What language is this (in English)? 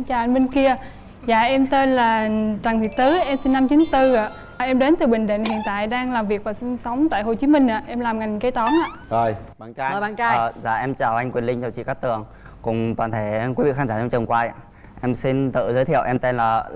Vietnamese